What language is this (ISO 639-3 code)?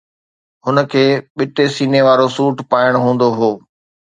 snd